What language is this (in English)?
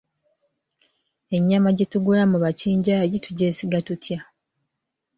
Ganda